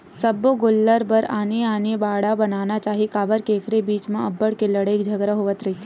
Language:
Chhattisgarhi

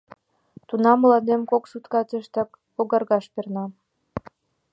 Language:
Mari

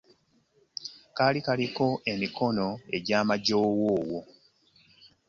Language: Ganda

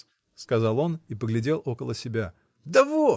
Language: Russian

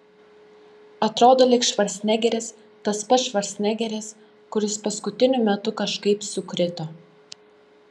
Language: Lithuanian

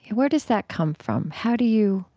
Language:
English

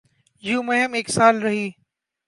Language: Urdu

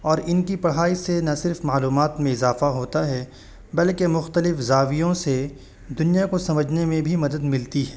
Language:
Urdu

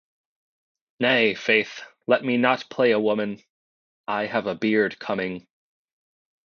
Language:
English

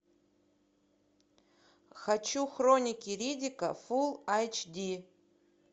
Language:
Russian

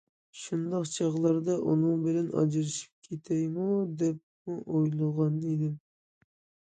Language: Uyghur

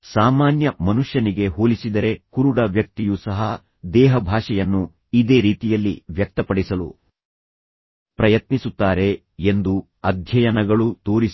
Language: Kannada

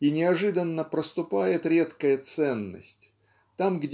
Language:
Russian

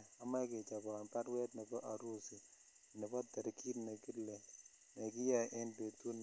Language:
Kalenjin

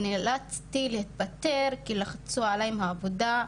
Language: Hebrew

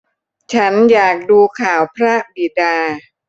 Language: Thai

